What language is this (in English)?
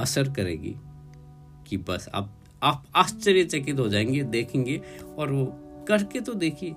Hindi